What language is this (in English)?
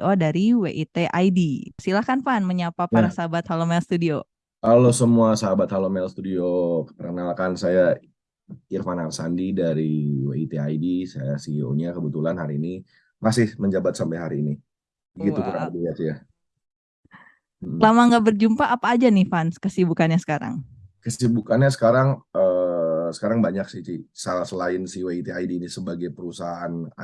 Indonesian